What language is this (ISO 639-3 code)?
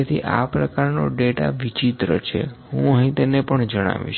guj